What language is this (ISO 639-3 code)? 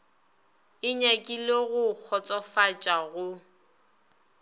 nso